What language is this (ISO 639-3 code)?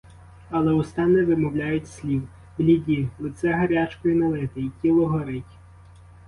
ukr